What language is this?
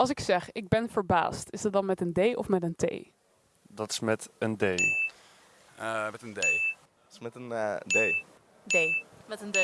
Dutch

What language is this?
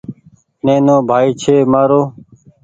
Goaria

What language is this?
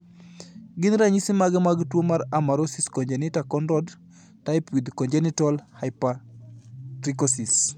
Luo (Kenya and Tanzania)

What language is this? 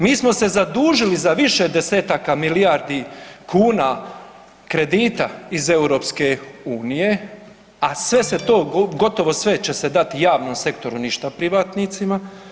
Croatian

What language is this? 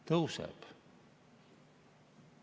Estonian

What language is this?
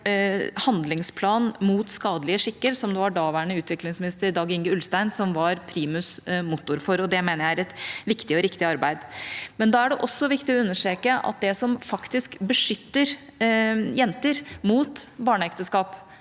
Norwegian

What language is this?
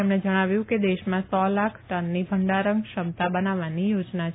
Gujarati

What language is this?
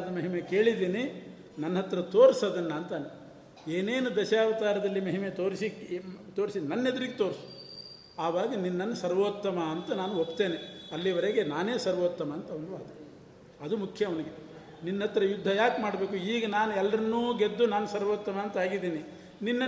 Kannada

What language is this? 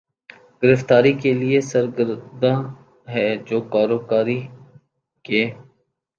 Urdu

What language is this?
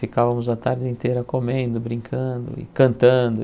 Portuguese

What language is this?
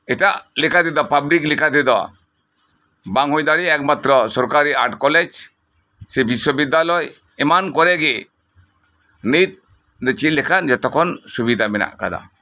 Santali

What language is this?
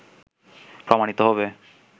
Bangla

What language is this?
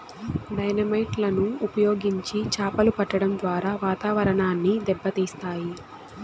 Telugu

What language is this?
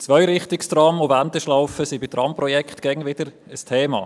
Swiss German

